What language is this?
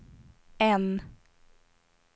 Swedish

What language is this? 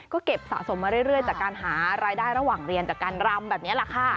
Thai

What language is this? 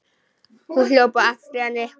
Icelandic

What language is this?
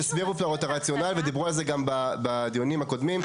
Hebrew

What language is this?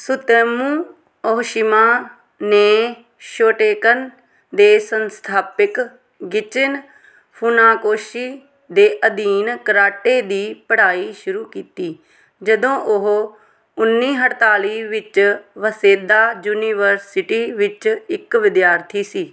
Punjabi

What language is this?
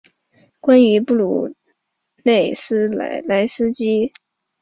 Chinese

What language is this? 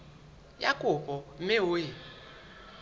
Southern Sotho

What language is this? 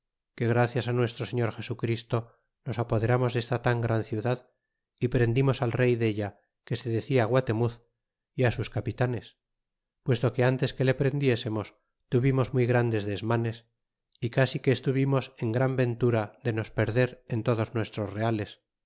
Spanish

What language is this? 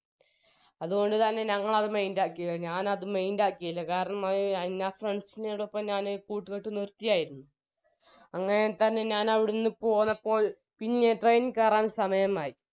Malayalam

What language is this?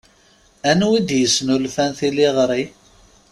Kabyle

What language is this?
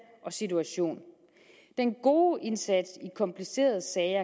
Danish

